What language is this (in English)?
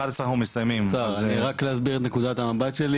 Hebrew